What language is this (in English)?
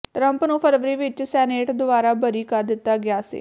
Punjabi